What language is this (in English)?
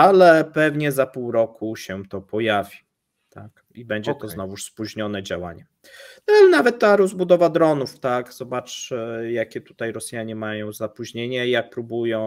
Polish